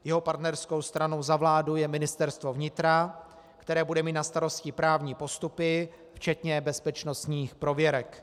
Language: Czech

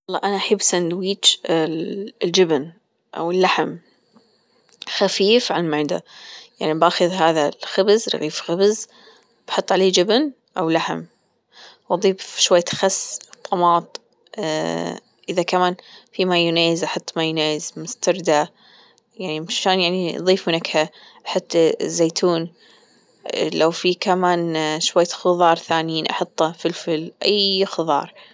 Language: Gulf Arabic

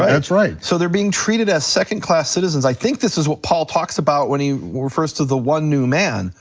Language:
English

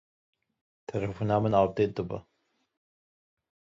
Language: Kurdish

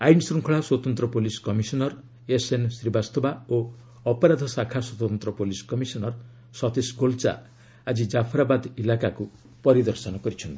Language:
Odia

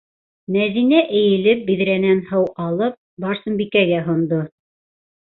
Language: Bashkir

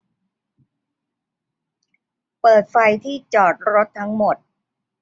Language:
Thai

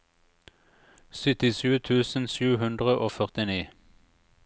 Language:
Norwegian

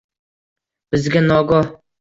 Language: Uzbek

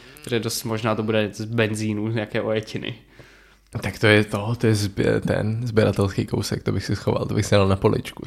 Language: Czech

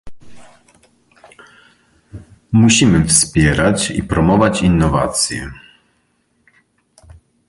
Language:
Polish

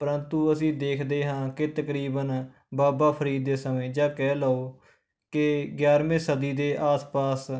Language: Punjabi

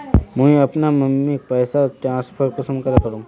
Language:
Magahi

